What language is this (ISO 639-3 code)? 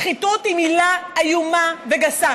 heb